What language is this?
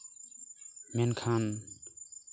Santali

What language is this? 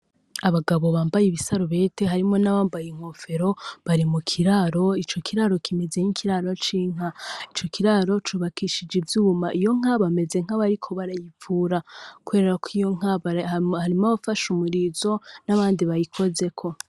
Rundi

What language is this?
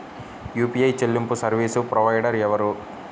Telugu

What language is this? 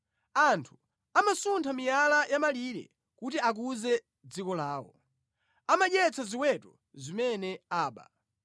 Nyanja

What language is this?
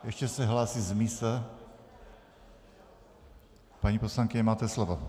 Czech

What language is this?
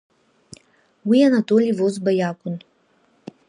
Abkhazian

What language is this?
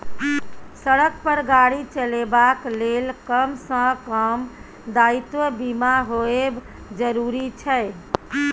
Maithili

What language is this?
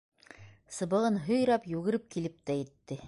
Bashkir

